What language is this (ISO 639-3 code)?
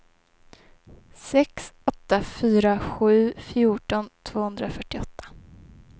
swe